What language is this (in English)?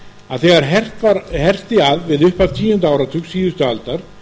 Icelandic